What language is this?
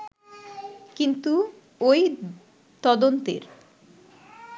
Bangla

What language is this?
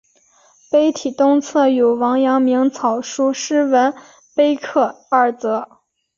Chinese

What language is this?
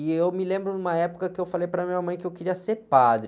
Portuguese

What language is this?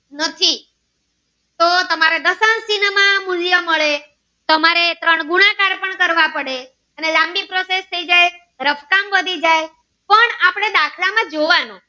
Gujarati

